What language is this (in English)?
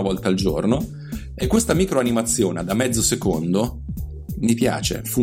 Italian